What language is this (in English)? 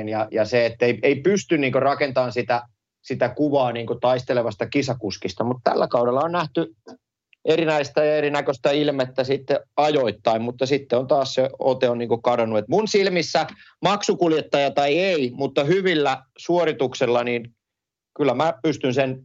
Finnish